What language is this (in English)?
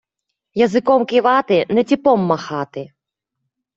Ukrainian